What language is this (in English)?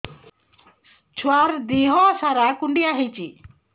Odia